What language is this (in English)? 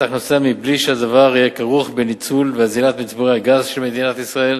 Hebrew